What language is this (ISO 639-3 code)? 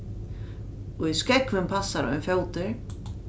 fao